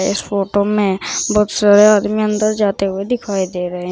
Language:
Hindi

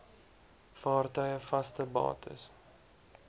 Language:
Afrikaans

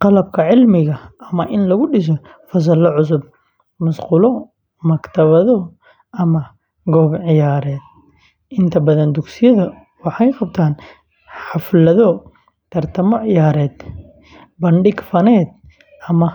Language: Somali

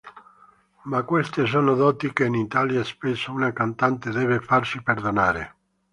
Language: Italian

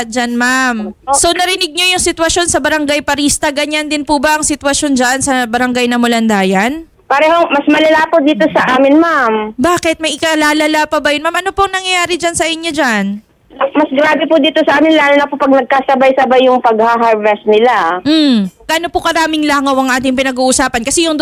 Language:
Filipino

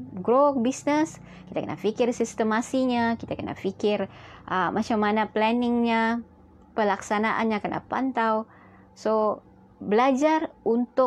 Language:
Malay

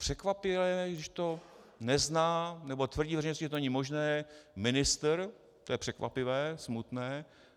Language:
Czech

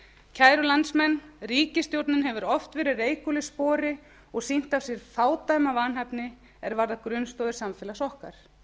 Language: Icelandic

